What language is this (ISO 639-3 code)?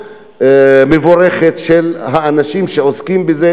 heb